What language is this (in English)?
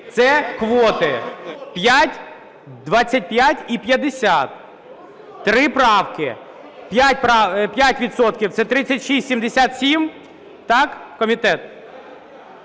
Ukrainian